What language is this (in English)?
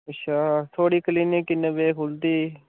Dogri